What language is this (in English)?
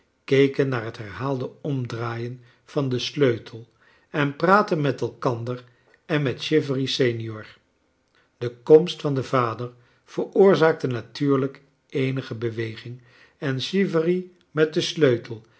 Dutch